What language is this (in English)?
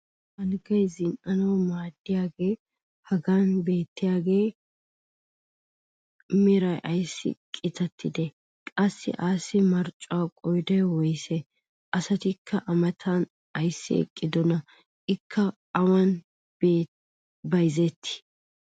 Wolaytta